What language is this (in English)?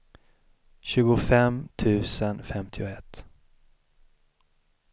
Swedish